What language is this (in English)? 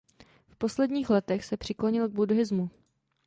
Czech